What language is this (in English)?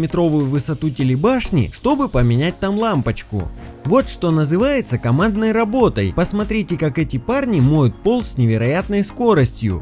Russian